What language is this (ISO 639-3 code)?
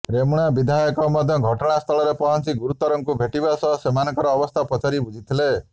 ori